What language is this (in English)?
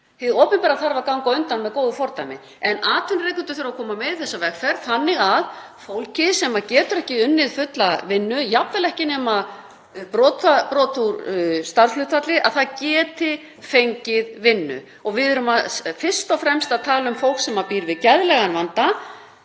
Icelandic